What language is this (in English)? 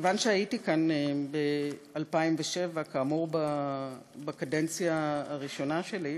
Hebrew